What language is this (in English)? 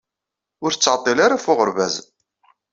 Kabyle